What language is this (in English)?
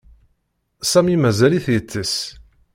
Kabyle